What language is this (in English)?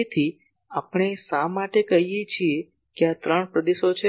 Gujarati